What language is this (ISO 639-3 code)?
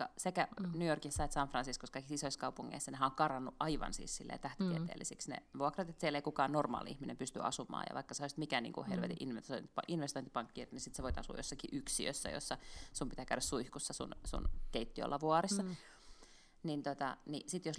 fin